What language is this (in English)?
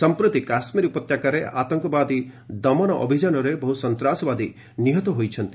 Odia